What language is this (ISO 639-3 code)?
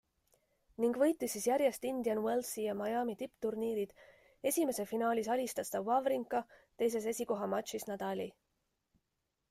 est